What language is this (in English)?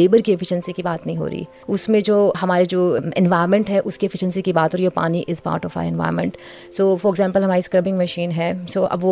Urdu